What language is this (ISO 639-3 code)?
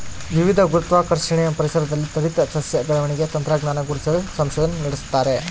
kan